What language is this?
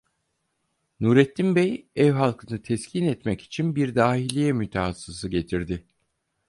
Turkish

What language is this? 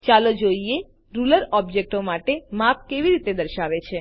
Gujarati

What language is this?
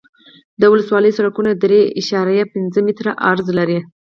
Pashto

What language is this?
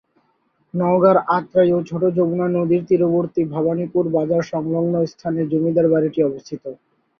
Bangla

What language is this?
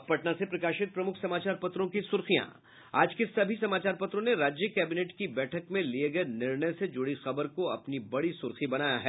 Hindi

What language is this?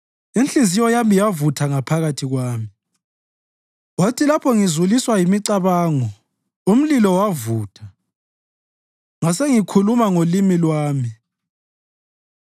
North Ndebele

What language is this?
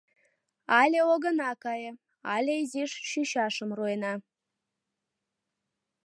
Mari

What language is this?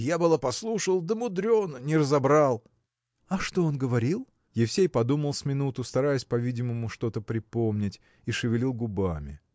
Russian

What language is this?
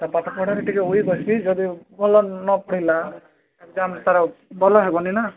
Odia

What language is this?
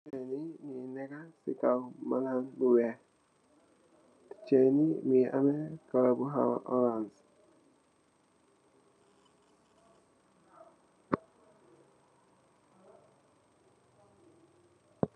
Wolof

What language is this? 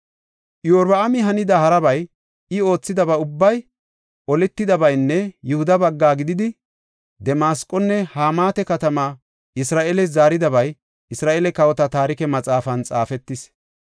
Gofa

